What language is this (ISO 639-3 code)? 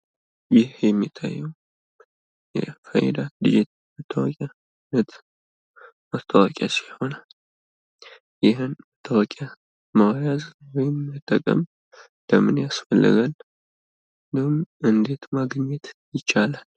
amh